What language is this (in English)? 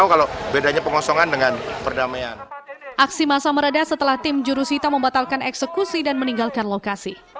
Indonesian